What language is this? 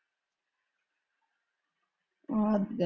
Punjabi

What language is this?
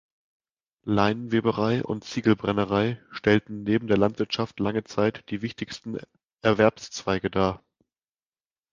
German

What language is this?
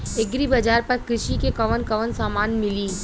Bhojpuri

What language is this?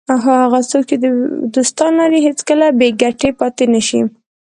Pashto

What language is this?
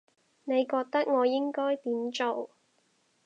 Cantonese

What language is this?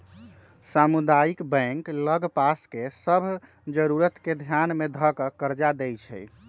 Magahi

